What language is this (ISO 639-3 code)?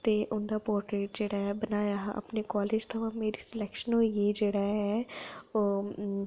doi